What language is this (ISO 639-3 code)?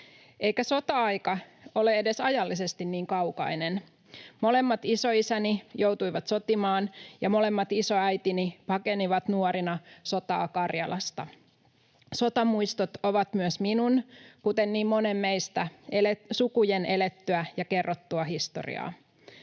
fin